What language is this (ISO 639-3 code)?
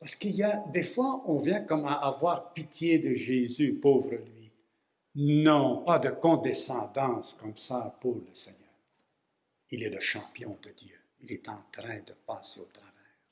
fra